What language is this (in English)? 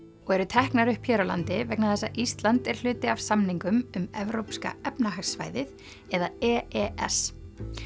Icelandic